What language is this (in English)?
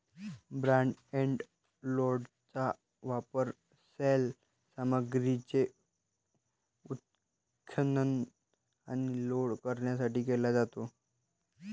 Marathi